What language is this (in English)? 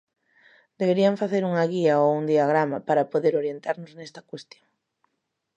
Galician